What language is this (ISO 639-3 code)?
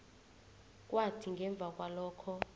nbl